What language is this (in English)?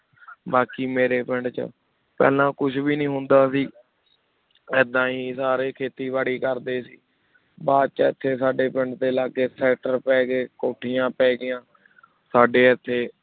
Punjabi